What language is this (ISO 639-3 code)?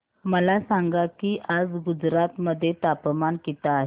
mar